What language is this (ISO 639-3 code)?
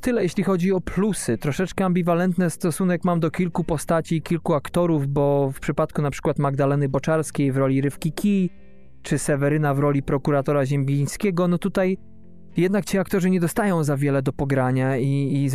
pol